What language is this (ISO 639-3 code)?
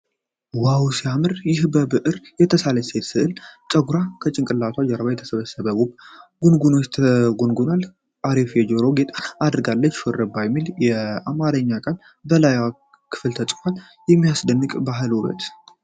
amh